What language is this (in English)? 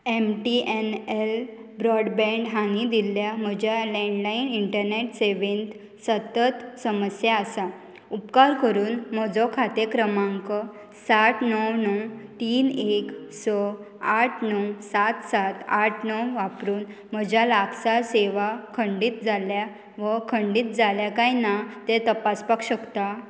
Konkani